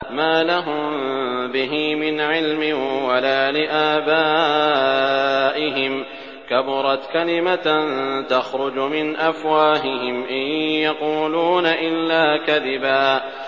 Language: Arabic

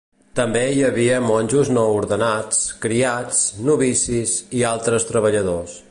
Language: Catalan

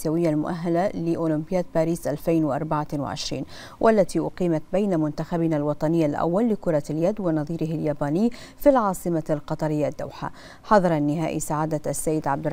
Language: Arabic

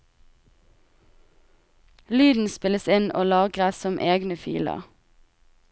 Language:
Norwegian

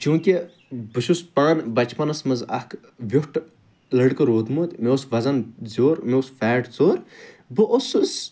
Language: Kashmiri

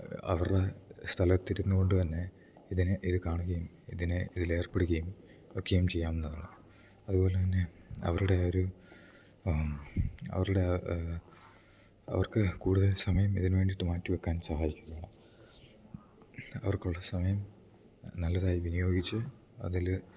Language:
Malayalam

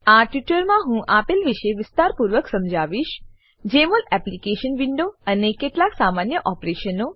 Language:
Gujarati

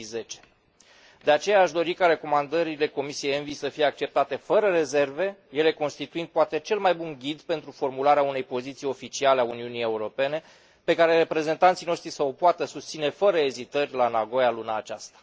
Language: Romanian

